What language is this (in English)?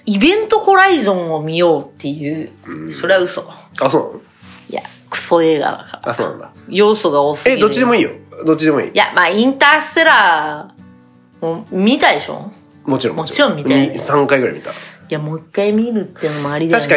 Japanese